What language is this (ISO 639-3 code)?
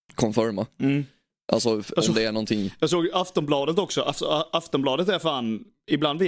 swe